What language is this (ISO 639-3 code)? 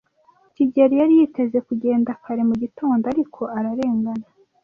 kin